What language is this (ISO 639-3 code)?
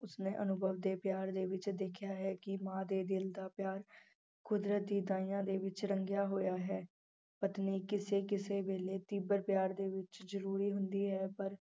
pan